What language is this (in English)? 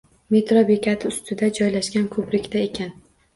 Uzbek